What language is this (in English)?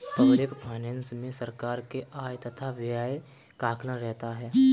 Hindi